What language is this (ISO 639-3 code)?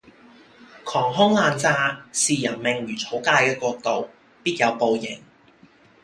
yue